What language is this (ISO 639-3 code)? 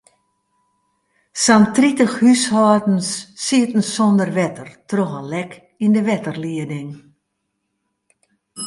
fry